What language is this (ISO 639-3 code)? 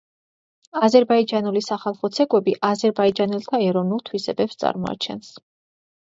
kat